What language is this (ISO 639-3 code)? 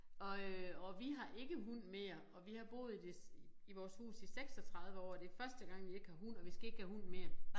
dan